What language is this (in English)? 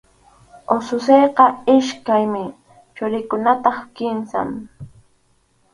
Arequipa-La Unión Quechua